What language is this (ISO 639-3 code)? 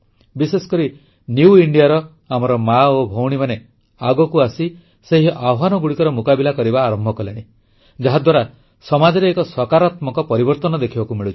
ori